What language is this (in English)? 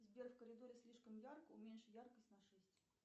Russian